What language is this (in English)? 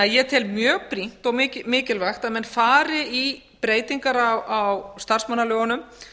Icelandic